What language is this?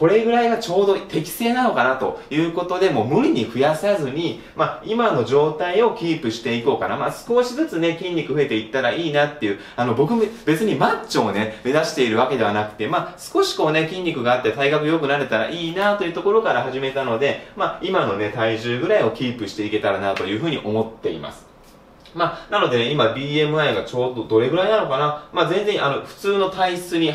Japanese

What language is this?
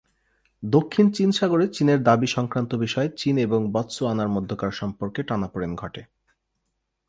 Bangla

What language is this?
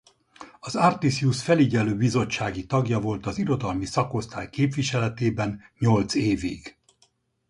Hungarian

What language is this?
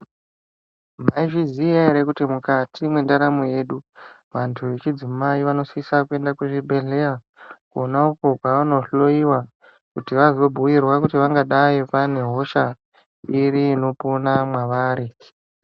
Ndau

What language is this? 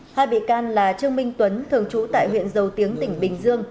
Vietnamese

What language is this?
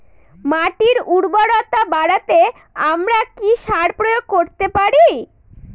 Bangla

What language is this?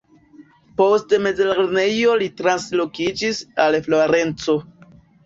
Esperanto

